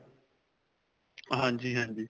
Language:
Punjabi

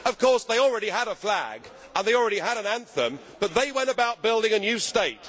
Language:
English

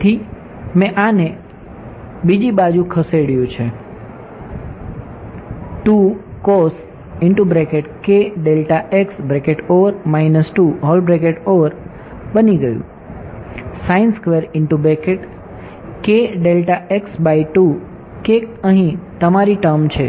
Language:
Gujarati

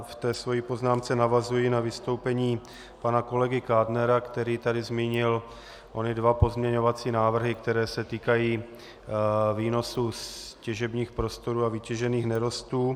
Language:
Czech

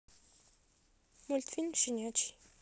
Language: Russian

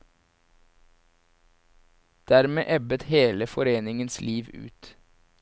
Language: Norwegian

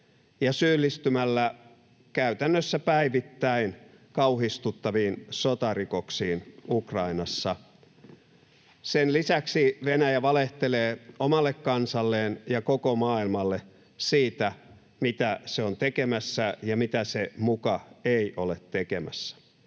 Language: Finnish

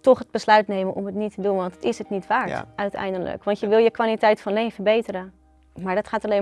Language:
Dutch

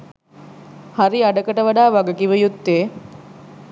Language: Sinhala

